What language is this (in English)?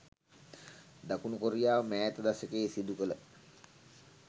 Sinhala